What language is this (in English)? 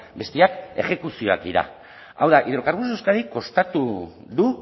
Basque